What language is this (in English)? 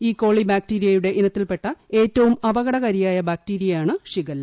Malayalam